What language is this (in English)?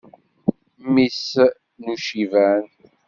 Kabyle